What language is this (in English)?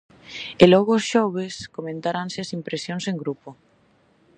Galician